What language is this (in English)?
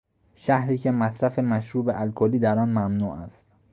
Persian